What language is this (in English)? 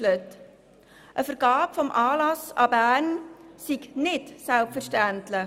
Swiss German